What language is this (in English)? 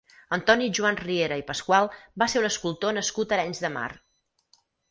Catalan